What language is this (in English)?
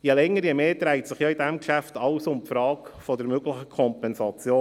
Swiss German